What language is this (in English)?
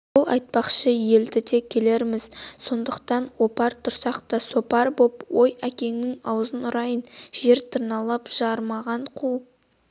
Kazakh